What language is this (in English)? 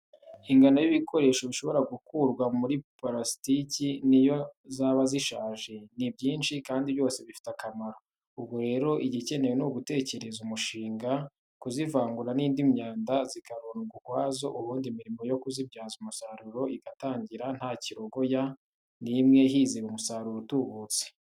Kinyarwanda